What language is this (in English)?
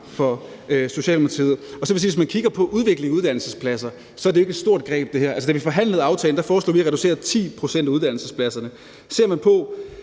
Danish